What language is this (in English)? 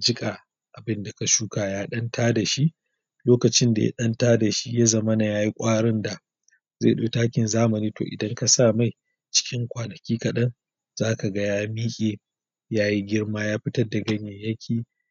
Hausa